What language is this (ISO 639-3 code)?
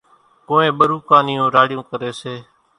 gjk